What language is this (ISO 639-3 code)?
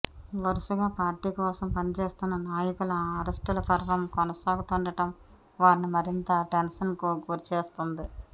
tel